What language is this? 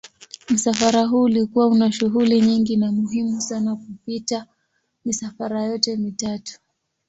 Swahili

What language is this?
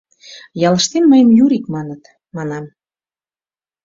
Mari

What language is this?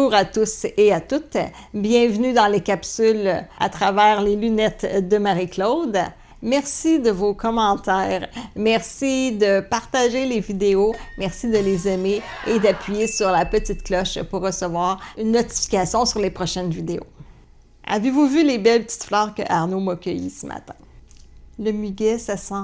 French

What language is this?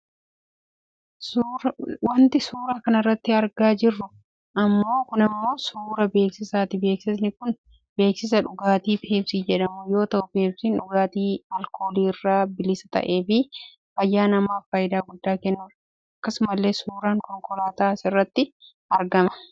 Oromo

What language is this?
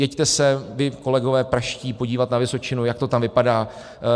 Czech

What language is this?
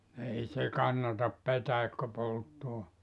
Finnish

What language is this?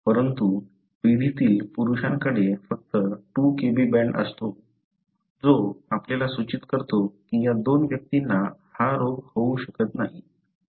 Marathi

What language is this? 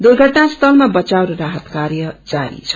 Nepali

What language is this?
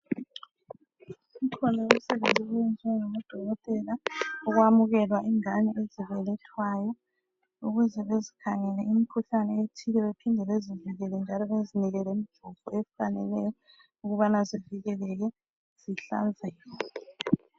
North Ndebele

